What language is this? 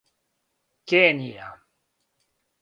Serbian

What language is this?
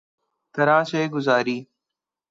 Urdu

